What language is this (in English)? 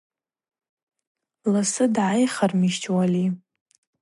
Abaza